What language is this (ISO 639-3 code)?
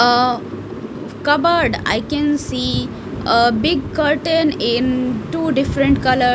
eng